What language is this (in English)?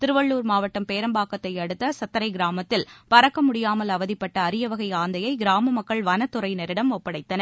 Tamil